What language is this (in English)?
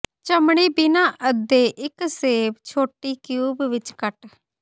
Punjabi